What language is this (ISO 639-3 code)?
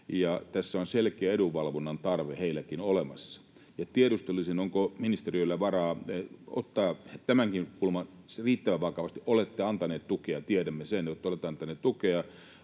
fin